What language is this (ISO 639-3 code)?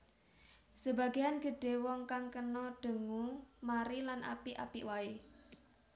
jav